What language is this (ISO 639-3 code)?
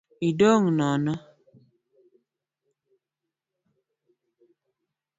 luo